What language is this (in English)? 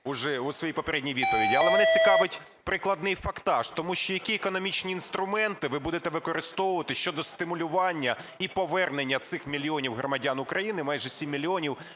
Ukrainian